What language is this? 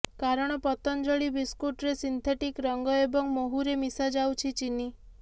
Odia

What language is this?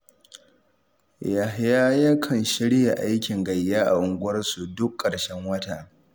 Hausa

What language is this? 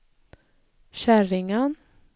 Swedish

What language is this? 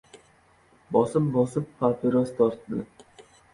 Uzbek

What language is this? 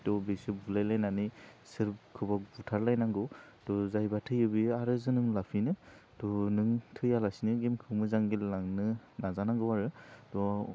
Bodo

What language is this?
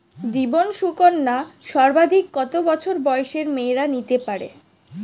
Bangla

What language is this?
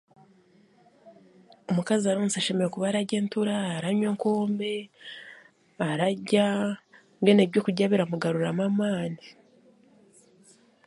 Chiga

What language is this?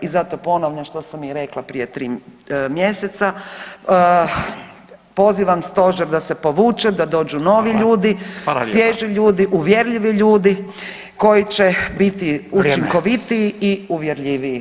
Croatian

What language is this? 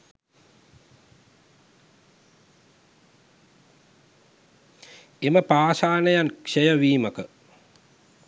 Sinhala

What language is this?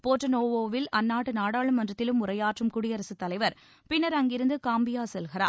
Tamil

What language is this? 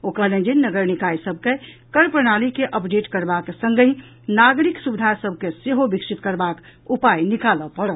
Maithili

